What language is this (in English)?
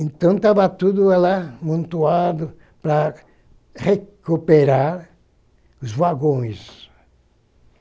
Portuguese